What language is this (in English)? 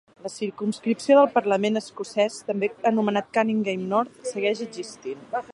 Catalan